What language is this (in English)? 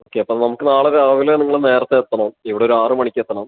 Malayalam